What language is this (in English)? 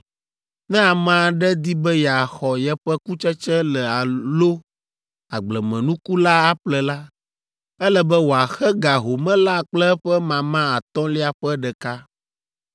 Ewe